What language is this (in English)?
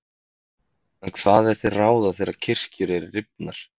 Icelandic